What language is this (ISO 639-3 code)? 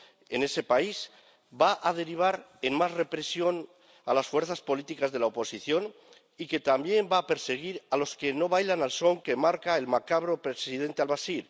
spa